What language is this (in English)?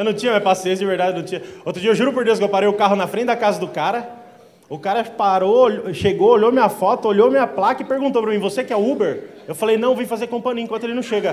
Portuguese